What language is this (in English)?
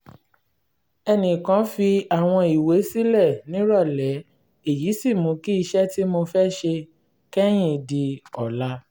Yoruba